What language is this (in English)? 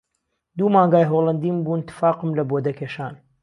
Central Kurdish